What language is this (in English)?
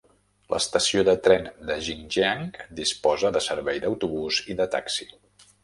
Catalan